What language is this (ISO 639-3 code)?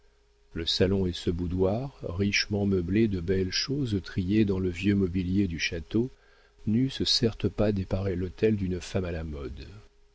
fra